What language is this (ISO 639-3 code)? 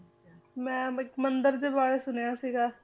pan